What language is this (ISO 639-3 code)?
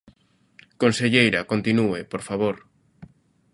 glg